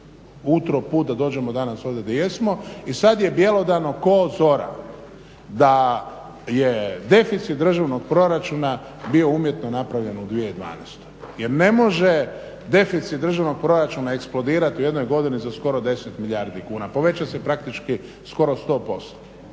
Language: Croatian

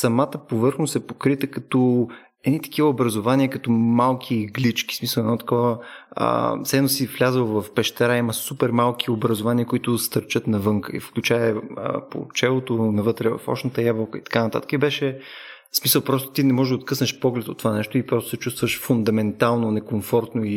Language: Bulgarian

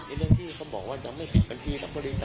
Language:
Thai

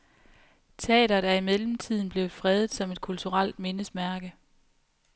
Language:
Danish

